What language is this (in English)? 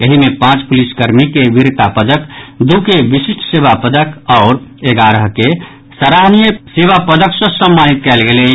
Maithili